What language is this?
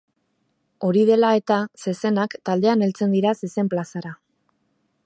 Basque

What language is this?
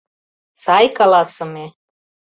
Mari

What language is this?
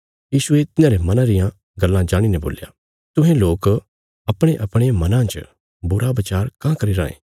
Bilaspuri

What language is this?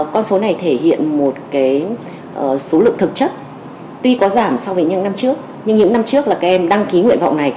Vietnamese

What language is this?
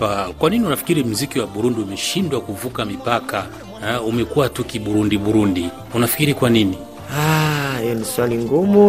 Swahili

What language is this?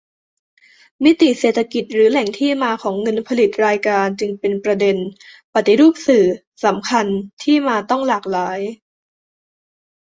Thai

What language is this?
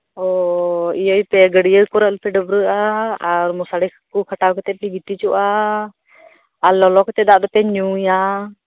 Santali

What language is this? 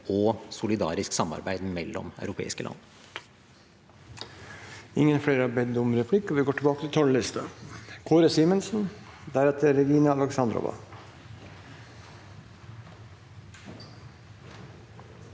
Norwegian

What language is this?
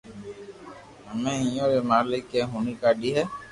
Loarki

